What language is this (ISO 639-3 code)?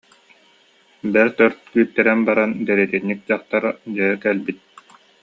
sah